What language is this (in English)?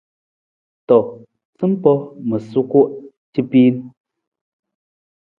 Nawdm